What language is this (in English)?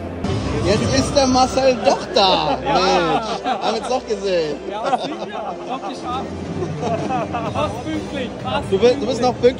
German